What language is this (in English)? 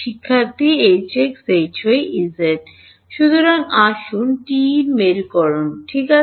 Bangla